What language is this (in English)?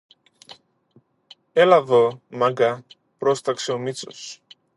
Greek